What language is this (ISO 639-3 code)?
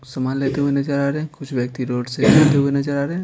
hin